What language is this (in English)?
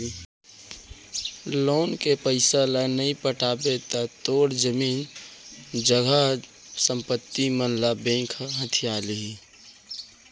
Chhattisgarhi